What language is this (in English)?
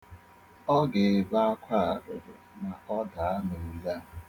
Igbo